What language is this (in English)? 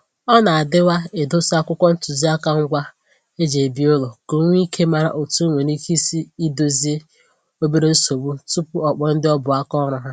Igbo